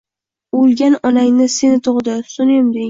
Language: Uzbek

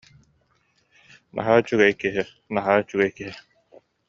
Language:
Yakut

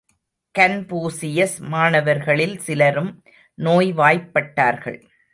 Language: Tamil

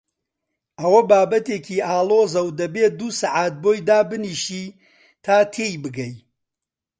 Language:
Central Kurdish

